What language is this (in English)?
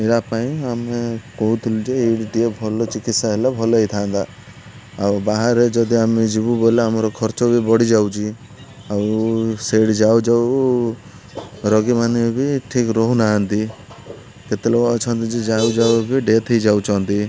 Odia